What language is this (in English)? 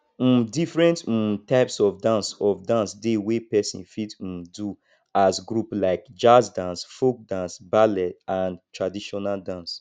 Nigerian Pidgin